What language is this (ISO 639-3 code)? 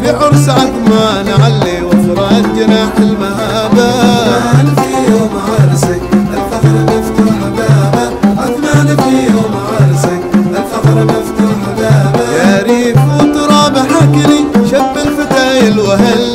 ara